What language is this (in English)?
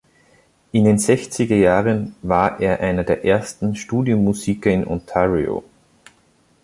German